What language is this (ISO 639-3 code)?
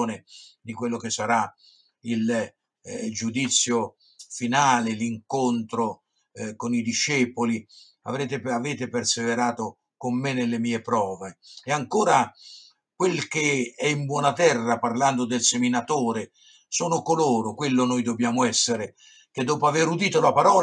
ita